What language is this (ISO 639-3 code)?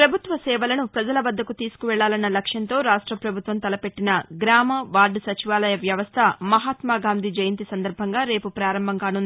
tel